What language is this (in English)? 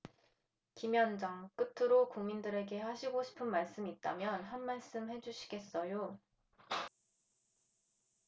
Korean